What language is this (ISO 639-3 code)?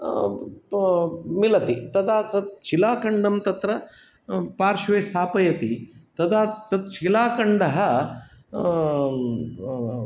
san